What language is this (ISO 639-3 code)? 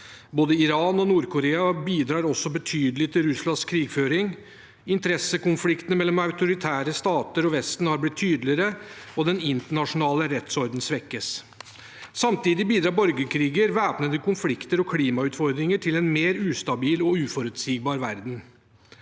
nor